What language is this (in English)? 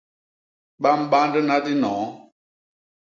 Basaa